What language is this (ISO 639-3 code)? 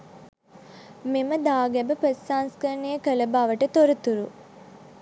sin